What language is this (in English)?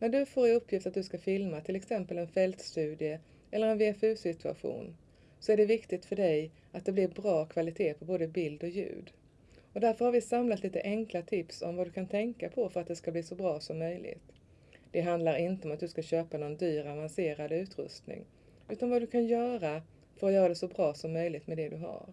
Swedish